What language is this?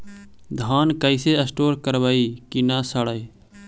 Magahi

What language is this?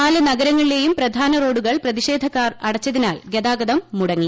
Malayalam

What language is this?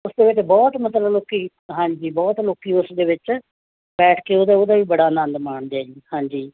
Punjabi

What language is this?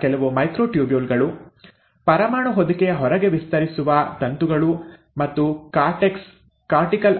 Kannada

